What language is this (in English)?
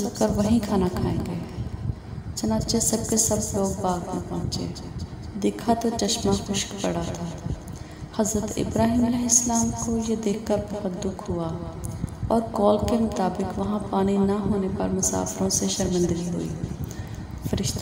Hindi